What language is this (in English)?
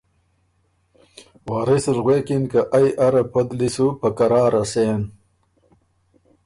Ormuri